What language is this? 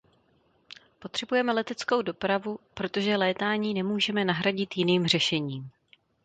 Czech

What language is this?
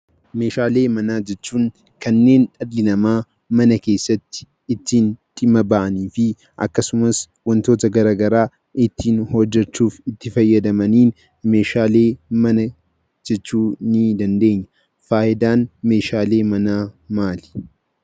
Oromo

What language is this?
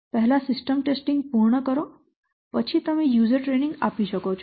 Gujarati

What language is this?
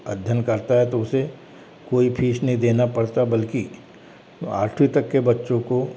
Hindi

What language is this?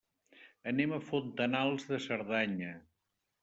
Catalan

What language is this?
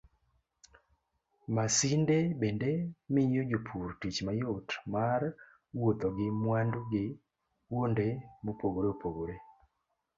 Luo (Kenya and Tanzania)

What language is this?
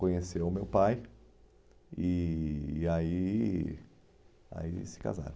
Portuguese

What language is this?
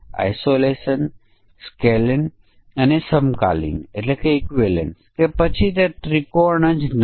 Gujarati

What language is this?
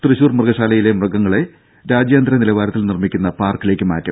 Malayalam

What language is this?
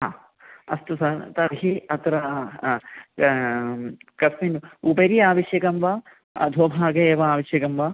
Sanskrit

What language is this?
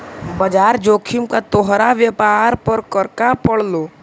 Magahi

